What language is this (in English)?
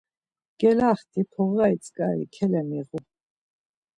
Laz